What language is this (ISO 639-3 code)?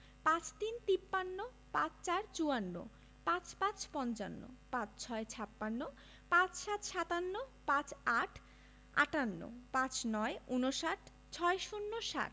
ben